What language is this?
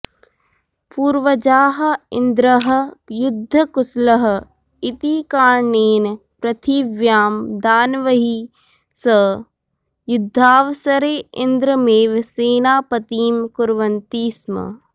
Sanskrit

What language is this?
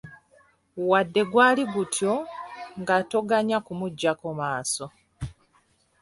Ganda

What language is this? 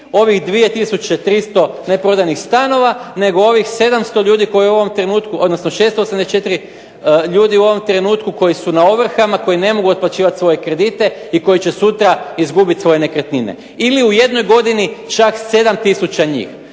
Croatian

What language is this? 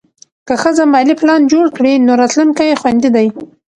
Pashto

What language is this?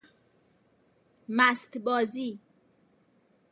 Persian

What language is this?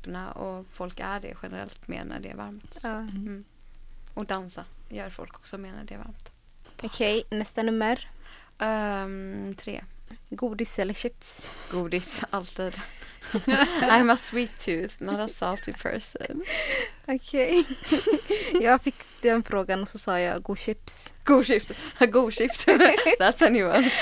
Swedish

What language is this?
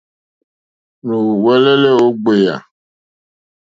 Mokpwe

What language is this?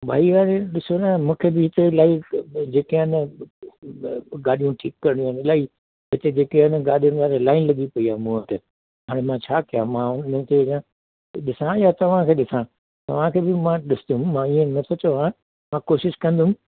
Sindhi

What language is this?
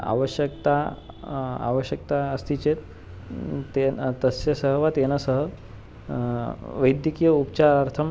Sanskrit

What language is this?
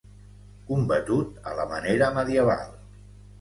Catalan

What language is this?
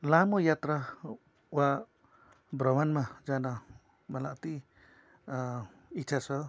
Nepali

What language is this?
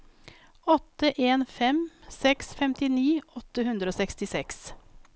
Norwegian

